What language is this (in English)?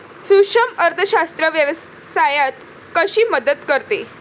Marathi